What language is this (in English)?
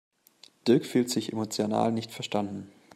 German